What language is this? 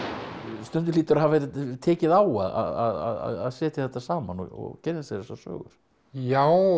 Icelandic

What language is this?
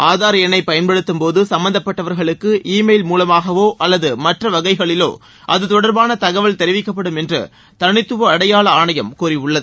Tamil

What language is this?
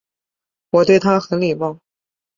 Chinese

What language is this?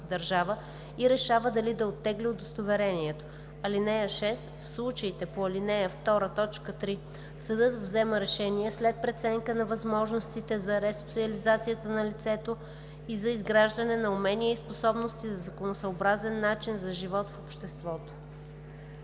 Bulgarian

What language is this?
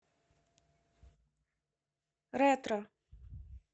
Russian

